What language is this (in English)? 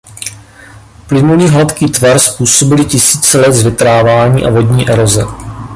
Czech